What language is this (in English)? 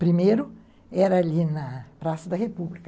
Portuguese